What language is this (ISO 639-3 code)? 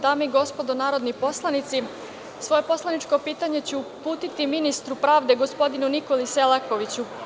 srp